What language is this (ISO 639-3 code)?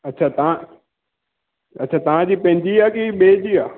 snd